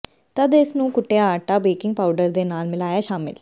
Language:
Punjabi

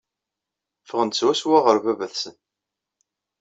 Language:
Kabyle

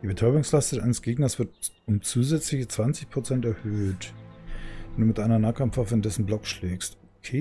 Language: German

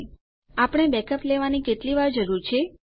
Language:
Gujarati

